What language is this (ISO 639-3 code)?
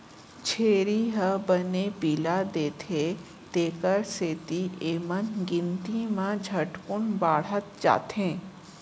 hne